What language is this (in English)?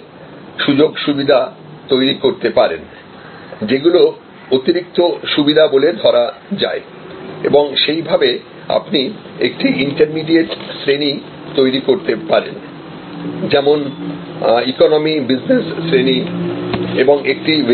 Bangla